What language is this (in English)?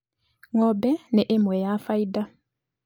Kikuyu